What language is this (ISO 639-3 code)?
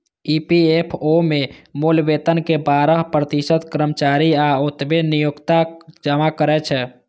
mai